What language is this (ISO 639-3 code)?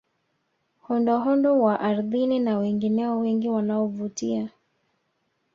swa